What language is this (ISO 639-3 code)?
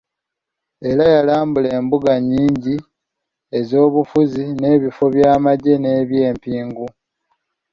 lug